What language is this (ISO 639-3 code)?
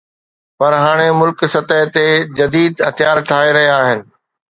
snd